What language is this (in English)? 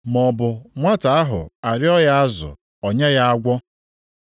Igbo